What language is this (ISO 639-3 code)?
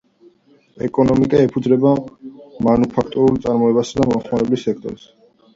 kat